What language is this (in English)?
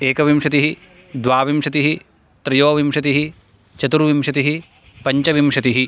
Sanskrit